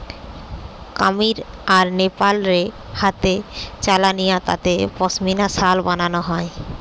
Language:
Bangla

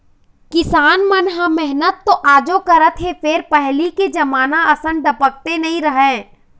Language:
Chhattisgarhi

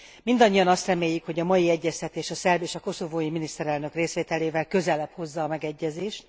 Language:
Hungarian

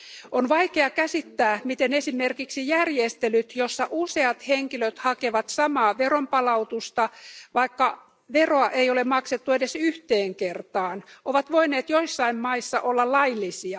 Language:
Finnish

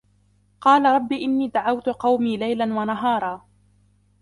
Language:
Arabic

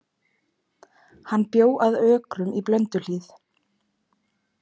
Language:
Icelandic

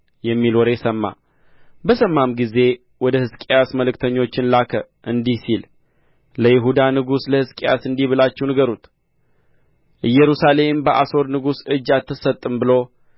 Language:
Amharic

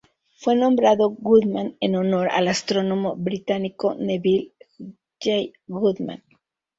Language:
Spanish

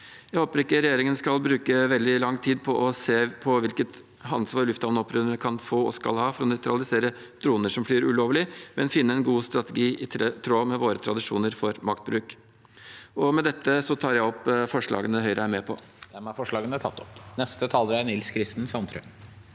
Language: Norwegian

